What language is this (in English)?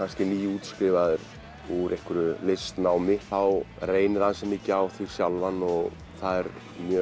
Icelandic